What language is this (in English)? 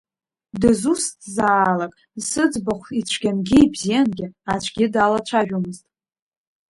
Abkhazian